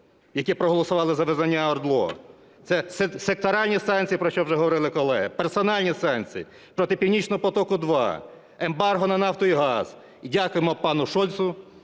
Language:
Ukrainian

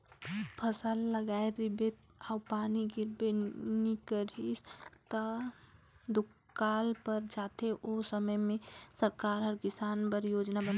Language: Chhattisgarhi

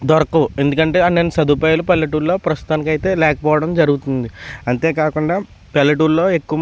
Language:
Telugu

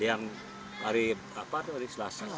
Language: Indonesian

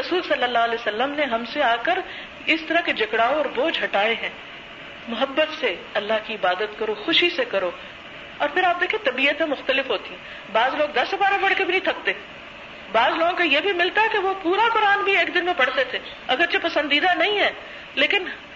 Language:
Urdu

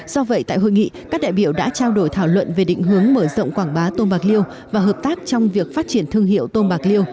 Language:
Vietnamese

